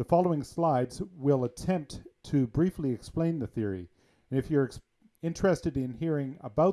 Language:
English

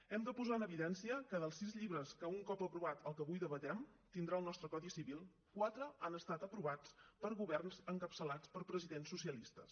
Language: Catalan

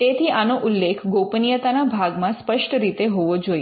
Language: Gujarati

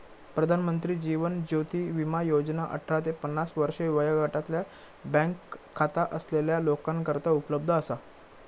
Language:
Marathi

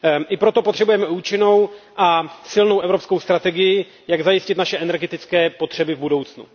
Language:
Czech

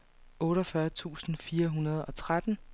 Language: Danish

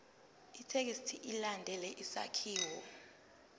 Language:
Zulu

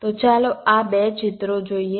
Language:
Gujarati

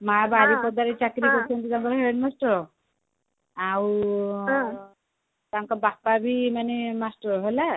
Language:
Odia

